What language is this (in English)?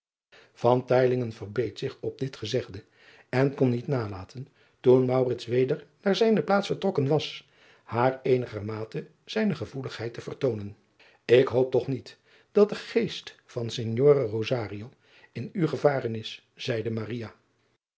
Dutch